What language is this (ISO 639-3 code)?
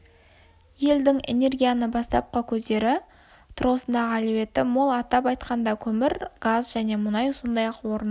kaz